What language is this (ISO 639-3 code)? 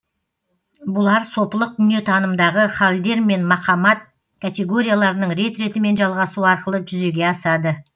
kaz